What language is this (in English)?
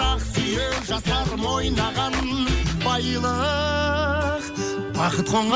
Kazakh